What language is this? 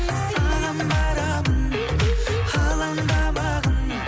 Kazakh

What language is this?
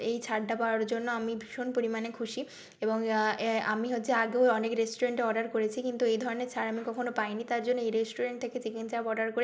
Bangla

